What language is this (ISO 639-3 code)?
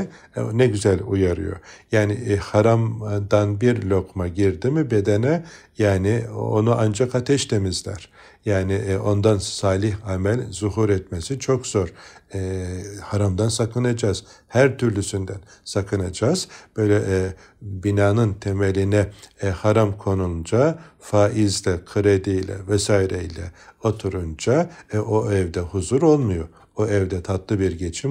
tur